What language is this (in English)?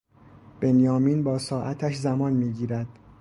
Persian